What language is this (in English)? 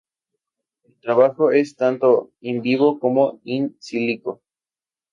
Spanish